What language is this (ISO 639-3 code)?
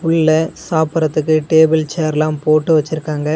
tam